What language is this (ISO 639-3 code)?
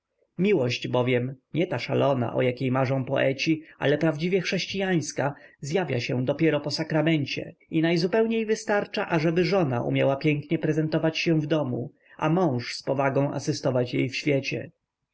pol